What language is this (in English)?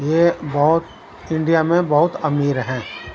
Urdu